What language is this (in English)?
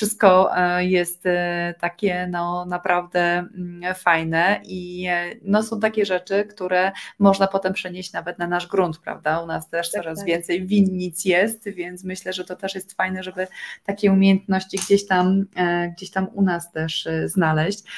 Polish